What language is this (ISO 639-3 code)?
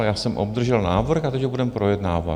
ces